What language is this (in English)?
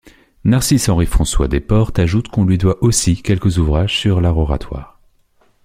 French